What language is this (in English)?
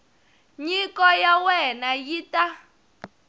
Tsonga